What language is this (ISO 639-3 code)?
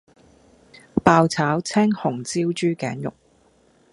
yue